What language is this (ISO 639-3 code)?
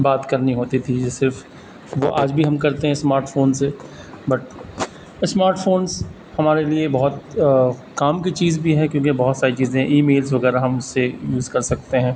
urd